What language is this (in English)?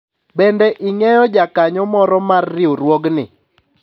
Luo (Kenya and Tanzania)